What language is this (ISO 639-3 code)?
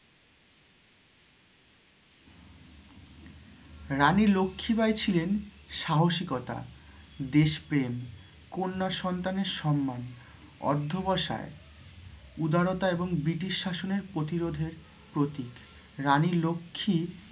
ben